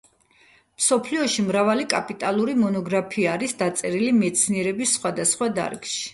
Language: Georgian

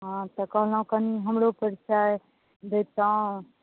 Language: Maithili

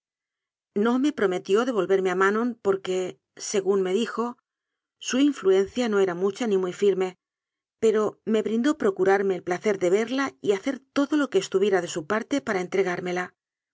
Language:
Spanish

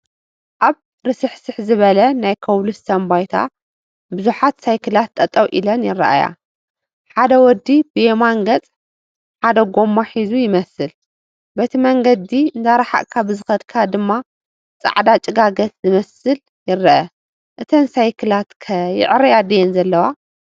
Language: Tigrinya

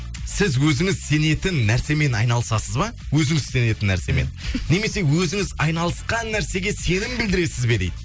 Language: Kazakh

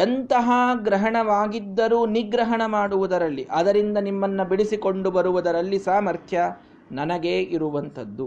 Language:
Kannada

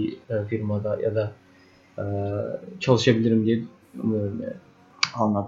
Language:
Turkish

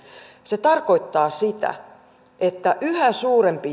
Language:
Finnish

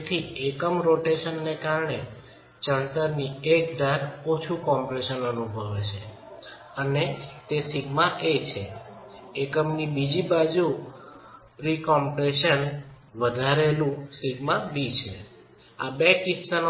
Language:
Gujarati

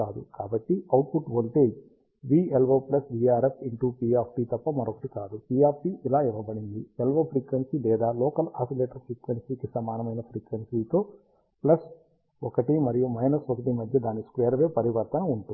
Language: Telugu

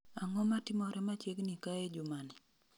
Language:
Luo (Kenya and Tanzania)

